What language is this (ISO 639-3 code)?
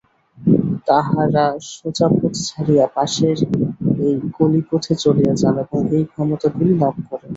ben